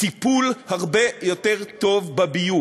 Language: Hebrew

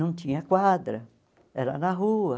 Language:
Portuguese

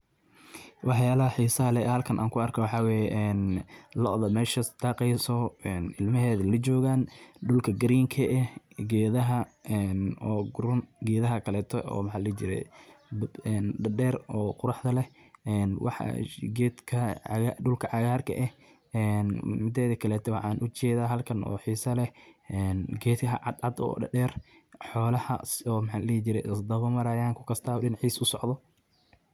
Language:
Somali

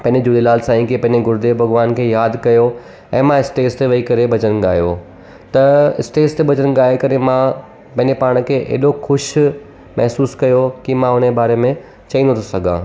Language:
Sindhi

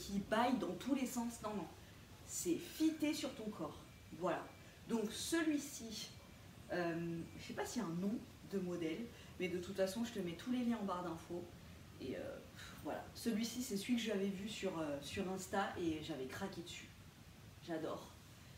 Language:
French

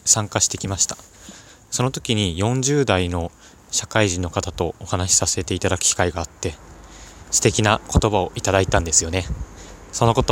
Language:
Japanese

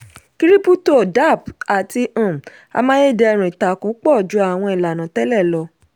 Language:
Yoruba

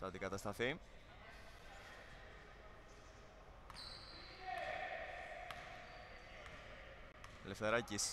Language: Greek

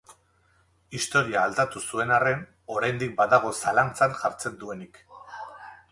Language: Basque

